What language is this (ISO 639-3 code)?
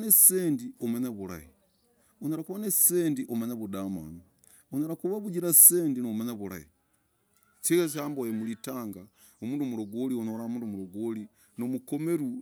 rag